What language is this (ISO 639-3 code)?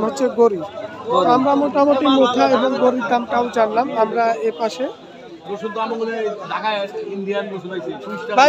tur